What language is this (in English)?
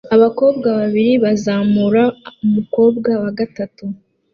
Kinyarwanda